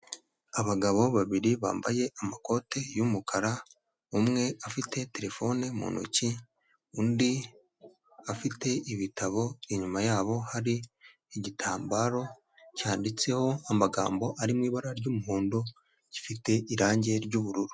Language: Kinyarwanda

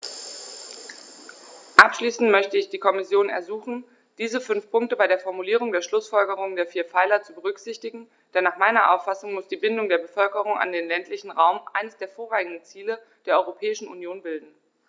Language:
German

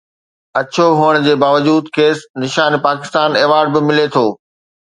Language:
Sindhi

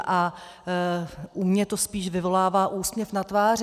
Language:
Czech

